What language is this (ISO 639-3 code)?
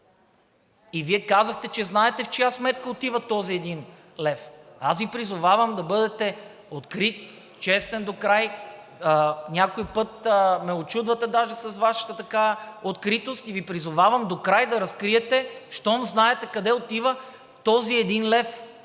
bul